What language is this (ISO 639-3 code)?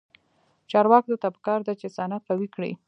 pus